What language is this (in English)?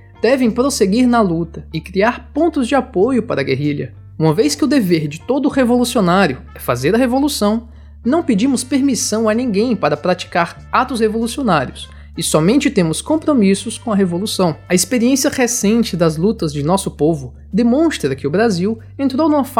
Portuguese